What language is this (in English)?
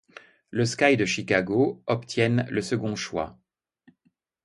French